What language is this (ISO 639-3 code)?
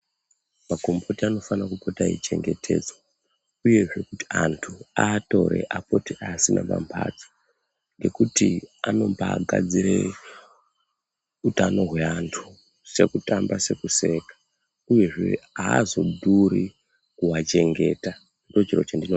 ndc